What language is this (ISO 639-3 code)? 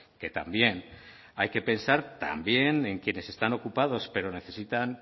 spa